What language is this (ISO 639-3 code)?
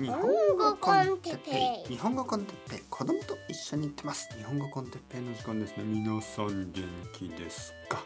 jpn